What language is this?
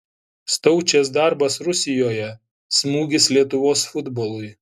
Lithuanian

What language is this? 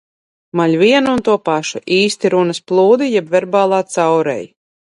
Latvian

